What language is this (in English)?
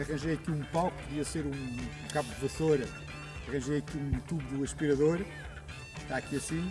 Portuguese